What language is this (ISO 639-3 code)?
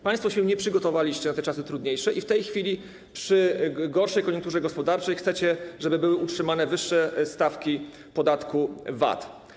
pol